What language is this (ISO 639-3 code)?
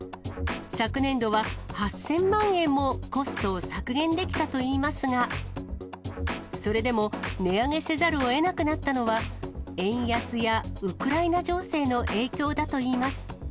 jpn